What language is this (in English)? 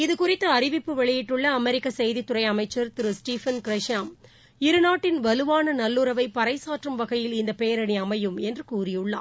Tamil